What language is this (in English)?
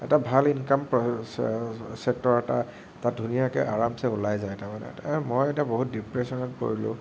Assamese